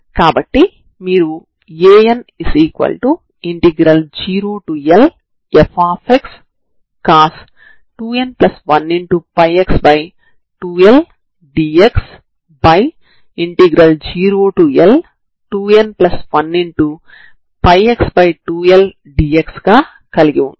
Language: Telugu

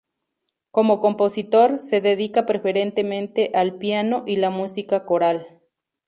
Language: Spanish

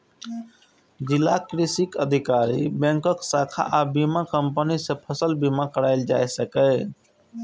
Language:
Maithili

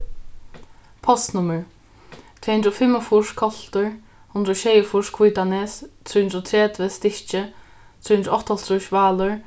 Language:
Faroese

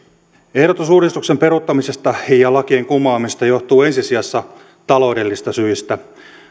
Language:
Finnish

